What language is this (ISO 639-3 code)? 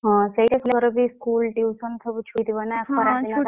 ori